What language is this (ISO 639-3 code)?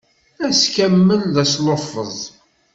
kab